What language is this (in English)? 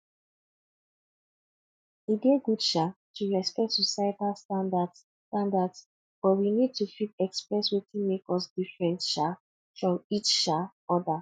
Nigerian Pidgin